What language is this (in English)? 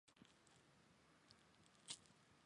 Chinese